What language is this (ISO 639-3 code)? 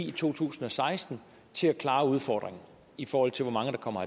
dan